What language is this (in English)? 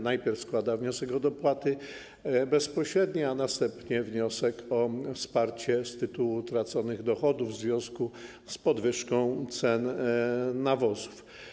Polish